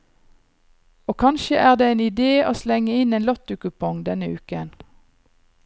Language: Norwegian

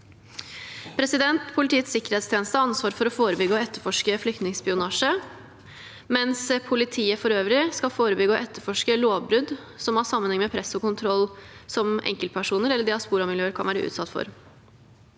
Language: Norwegian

